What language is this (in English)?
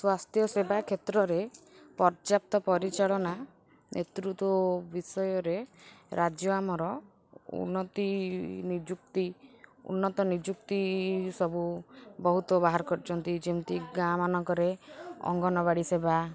Odia